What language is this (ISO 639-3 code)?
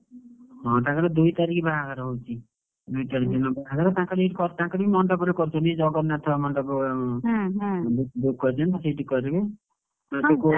ori